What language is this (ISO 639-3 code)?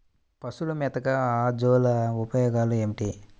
tel